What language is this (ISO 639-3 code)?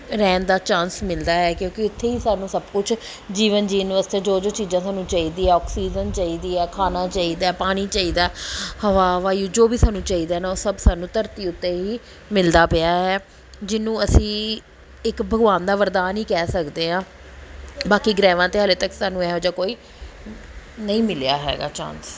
pan